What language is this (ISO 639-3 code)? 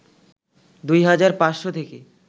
ben